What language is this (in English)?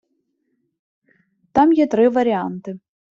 Ukrainian